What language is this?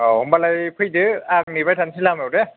Bodo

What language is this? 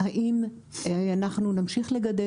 Hebrew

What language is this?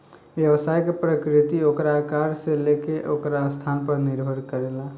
Bhojpuri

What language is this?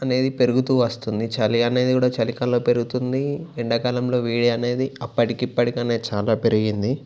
Telugu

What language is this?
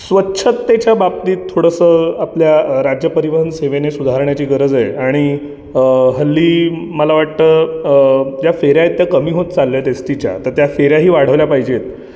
Marathi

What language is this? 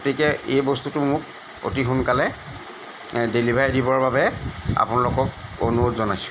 Assamese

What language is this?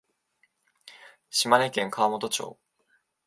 Japanese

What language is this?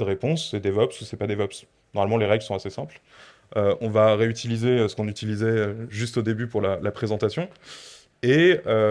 French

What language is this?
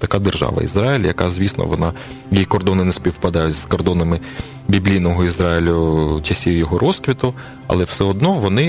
Ukrainian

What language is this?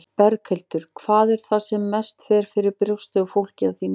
Icelandic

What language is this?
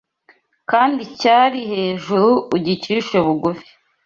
Kinyarwanda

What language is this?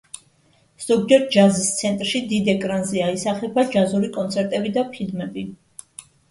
Georgian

